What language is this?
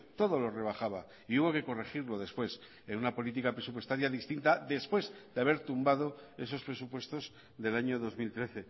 Spanish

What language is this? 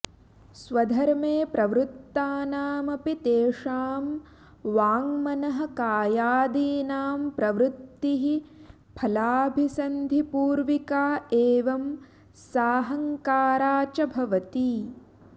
Sanskrit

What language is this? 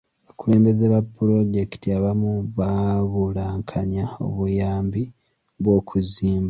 Ganda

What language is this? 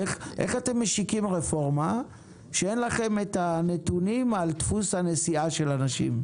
Hebrew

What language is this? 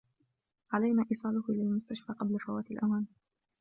Arabic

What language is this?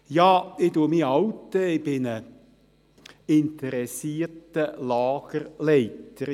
Swiss German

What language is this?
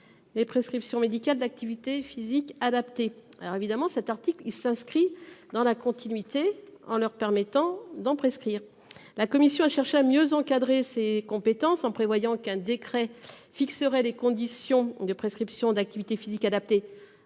French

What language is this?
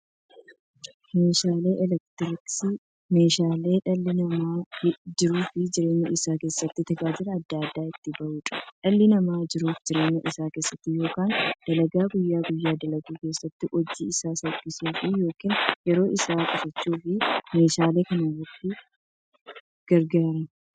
Oromo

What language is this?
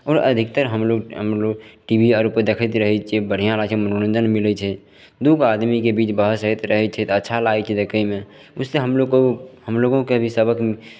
Maithili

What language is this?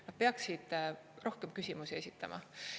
Estonian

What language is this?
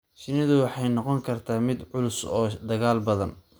Somali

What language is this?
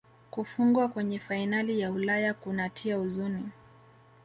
Swahili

